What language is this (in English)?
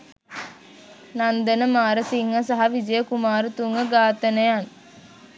Sinhala